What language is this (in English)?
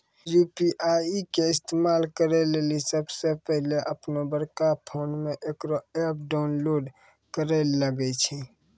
Maithili